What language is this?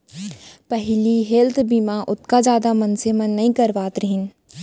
Chhattisgarhi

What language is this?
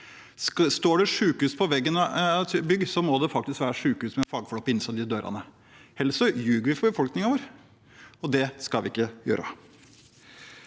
Norwegian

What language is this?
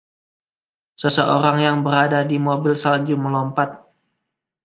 Indonesian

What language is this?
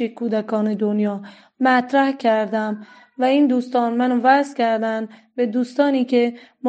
Persian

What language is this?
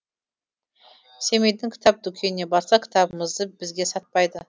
Kazakh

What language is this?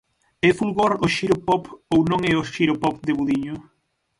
Galician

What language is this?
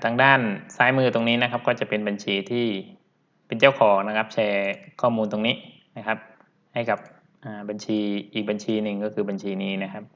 Thai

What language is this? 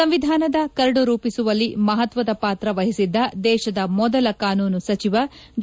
Kannada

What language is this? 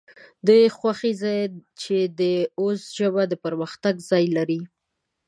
Pashto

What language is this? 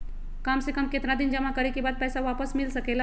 Magahi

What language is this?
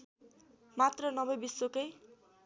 Nepali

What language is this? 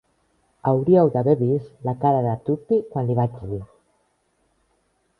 Catalan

